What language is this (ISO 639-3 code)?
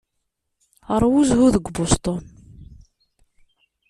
kab